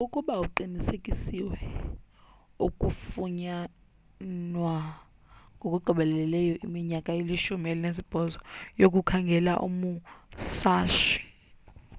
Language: Xhosa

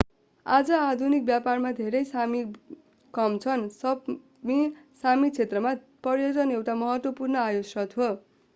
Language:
Nepali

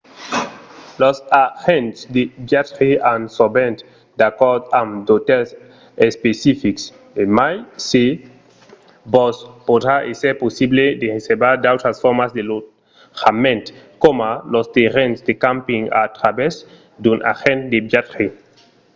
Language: Occitan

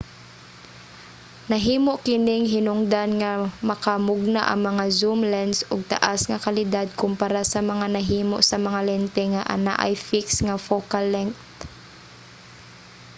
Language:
Cebuano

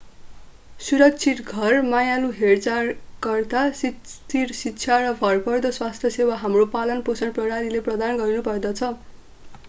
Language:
Nepali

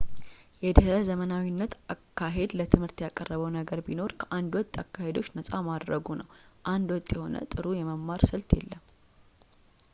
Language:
Amharic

